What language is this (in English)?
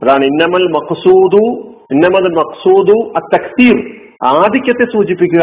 Malayalam